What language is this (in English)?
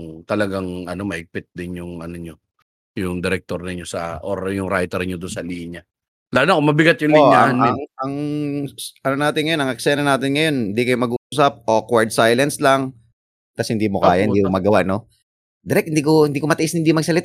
Filipino